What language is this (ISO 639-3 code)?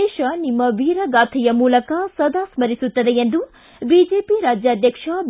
kan